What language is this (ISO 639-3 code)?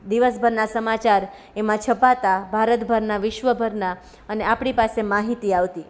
guj